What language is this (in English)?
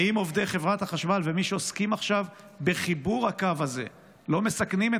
Hebrew